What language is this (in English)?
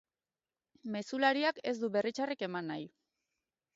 Basque